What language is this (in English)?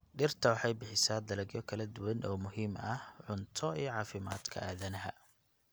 Somali